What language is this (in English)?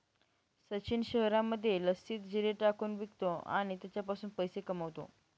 Marathi